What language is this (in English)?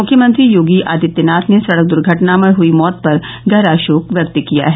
Hindi